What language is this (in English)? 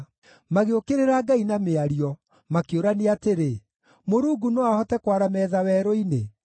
Kikuyu